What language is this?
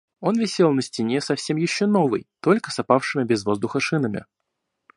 Russian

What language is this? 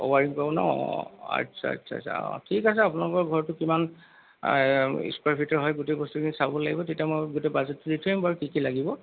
Assamese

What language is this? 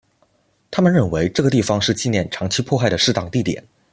Chinese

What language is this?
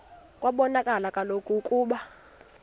Xhosa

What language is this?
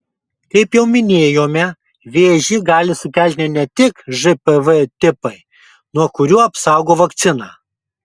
Lithuanian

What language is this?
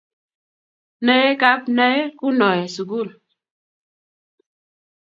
Kalenjin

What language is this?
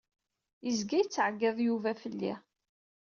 Kabyle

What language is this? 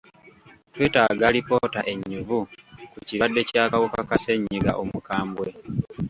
Ganda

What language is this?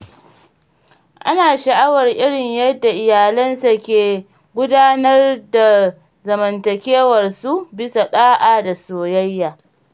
Hausa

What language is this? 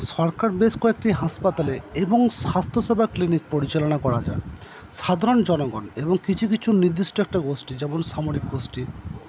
Bangla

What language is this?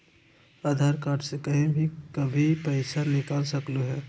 Magahi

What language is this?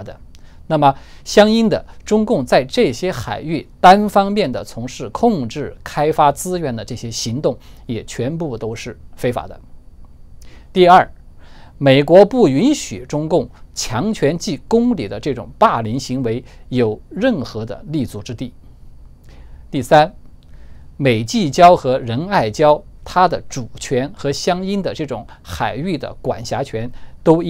Chinese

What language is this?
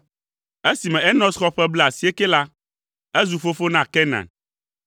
Ewe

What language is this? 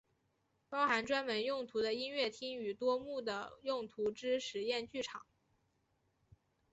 Chinese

